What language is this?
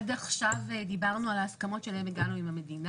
Hebrew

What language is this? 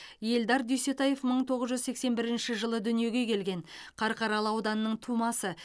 Kazakh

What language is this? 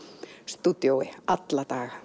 Icelandic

